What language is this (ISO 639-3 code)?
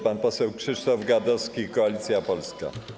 pol